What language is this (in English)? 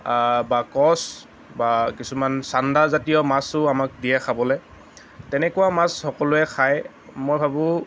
Assamese